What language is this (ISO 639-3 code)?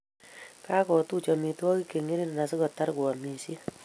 kln